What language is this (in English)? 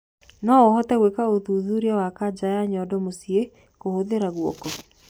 Kikuyu